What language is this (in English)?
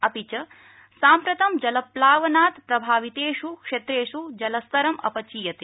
Sanskrit